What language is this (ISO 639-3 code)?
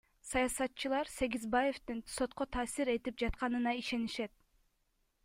kir